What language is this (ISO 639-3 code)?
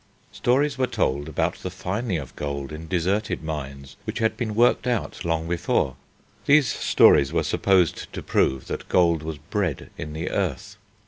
eng